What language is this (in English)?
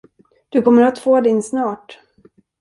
Swedish